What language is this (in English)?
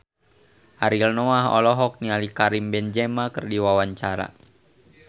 Sundanese